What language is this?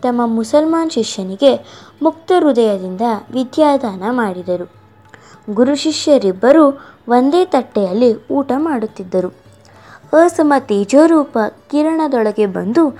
Kannada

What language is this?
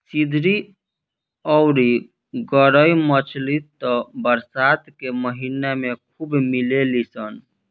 Bhojpuri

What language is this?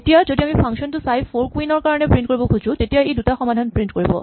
Assamese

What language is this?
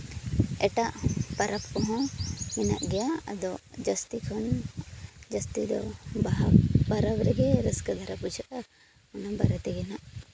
Santali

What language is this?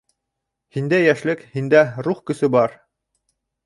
Bashkir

